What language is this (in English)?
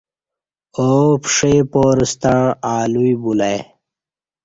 Kati